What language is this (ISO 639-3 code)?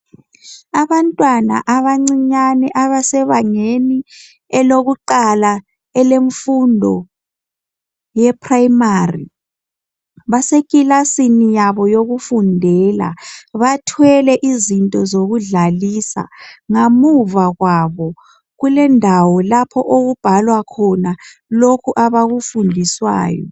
nde